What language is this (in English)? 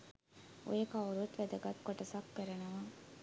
Sinhala